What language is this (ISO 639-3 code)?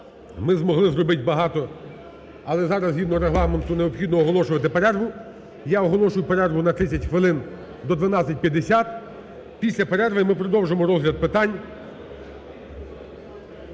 ukr